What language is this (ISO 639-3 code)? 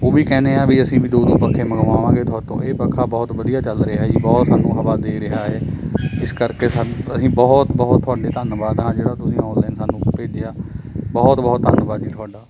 pan